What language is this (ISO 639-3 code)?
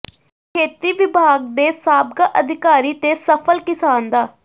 pan